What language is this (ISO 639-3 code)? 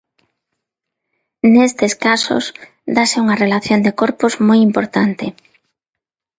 glg